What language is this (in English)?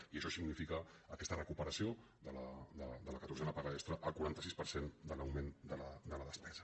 Catalan